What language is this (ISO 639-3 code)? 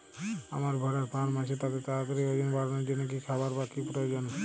ben